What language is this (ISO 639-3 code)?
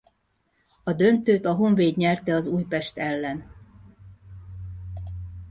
hun